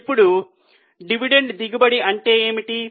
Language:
Telugu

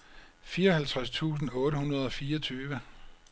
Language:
Danish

